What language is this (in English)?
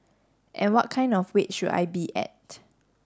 English